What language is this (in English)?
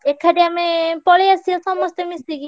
Odia